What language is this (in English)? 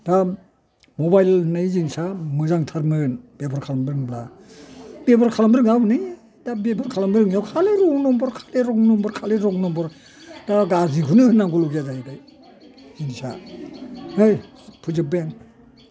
Bodo